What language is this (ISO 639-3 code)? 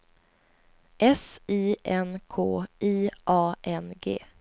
swe